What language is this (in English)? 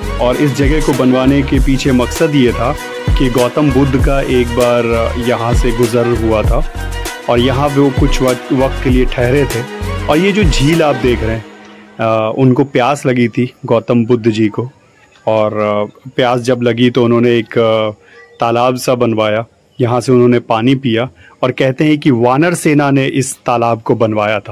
Hindi